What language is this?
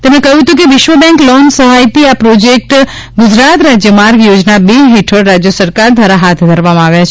Gujarati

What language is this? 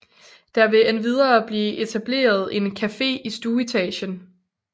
Danish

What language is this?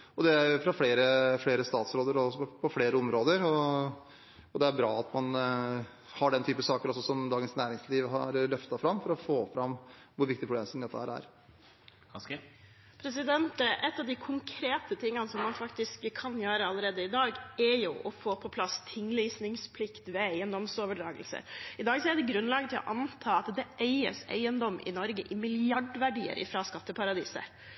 Norwegian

